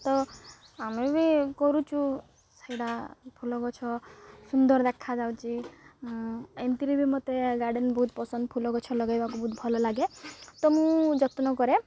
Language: Odia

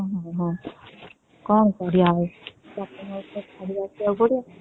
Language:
Odia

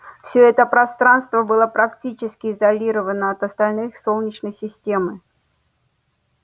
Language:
Russian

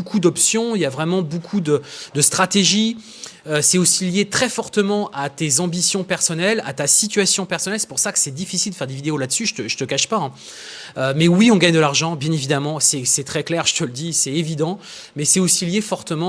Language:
French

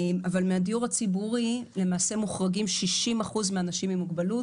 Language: Hebrew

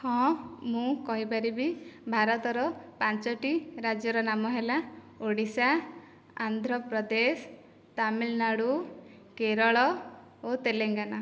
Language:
Odia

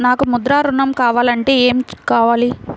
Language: Telugu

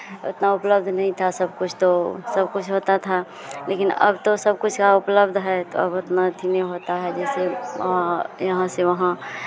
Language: Hindi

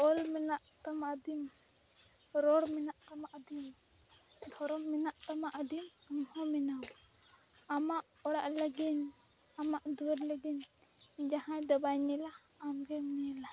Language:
Santali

